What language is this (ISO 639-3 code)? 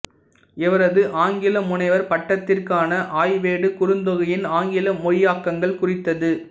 tam